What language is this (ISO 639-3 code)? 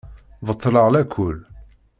kab